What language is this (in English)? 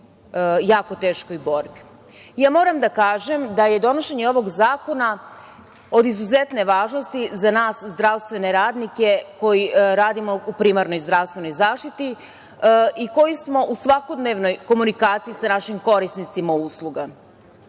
Serbian